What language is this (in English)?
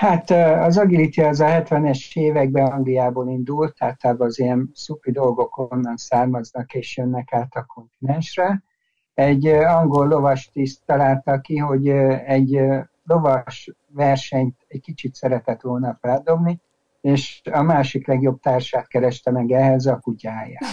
Hungarian